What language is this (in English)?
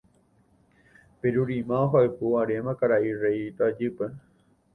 Guarani